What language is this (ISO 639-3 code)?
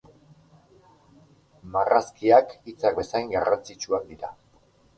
eus